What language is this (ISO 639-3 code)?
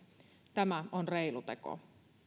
fin